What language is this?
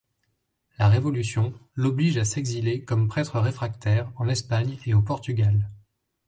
French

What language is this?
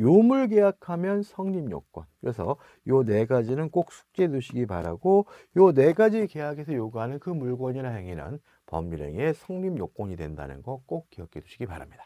Korean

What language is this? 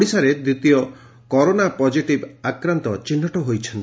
Odia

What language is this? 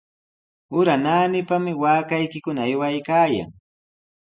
Sihuas Ancash Quechua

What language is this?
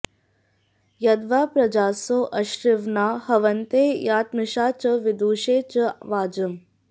Sanskrit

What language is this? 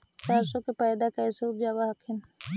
Magahi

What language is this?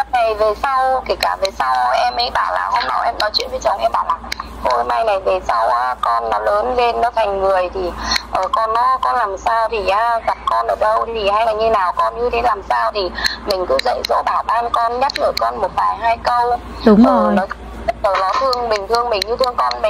Vietnamese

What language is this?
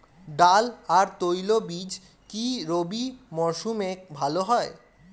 Bangla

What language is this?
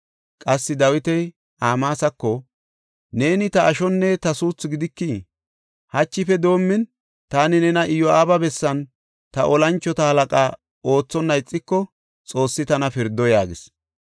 Gofa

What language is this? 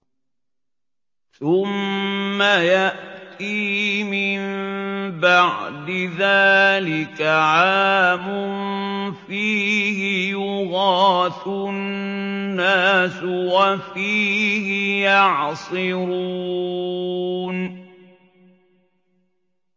Arabic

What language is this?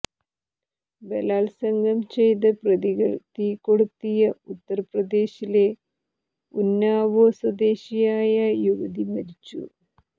Malayalam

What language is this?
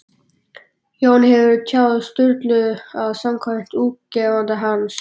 Icelandic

